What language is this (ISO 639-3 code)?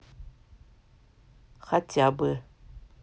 rus